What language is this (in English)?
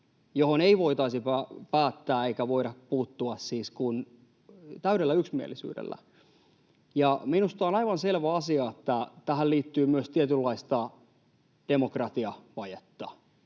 Finnish